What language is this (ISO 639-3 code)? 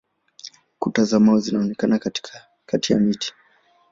swa